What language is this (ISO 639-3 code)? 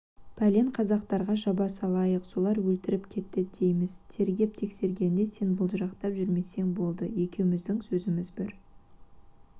kaz